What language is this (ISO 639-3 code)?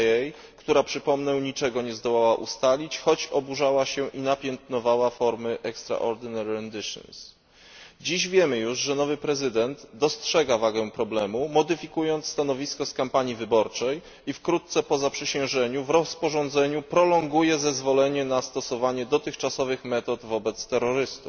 pol